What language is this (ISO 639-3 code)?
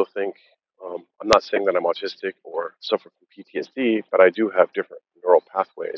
eng